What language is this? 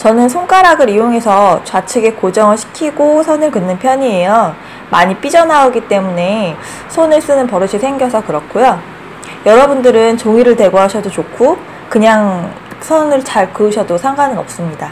Korean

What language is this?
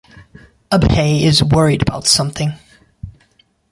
English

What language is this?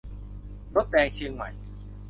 Thai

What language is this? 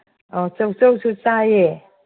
Manipuri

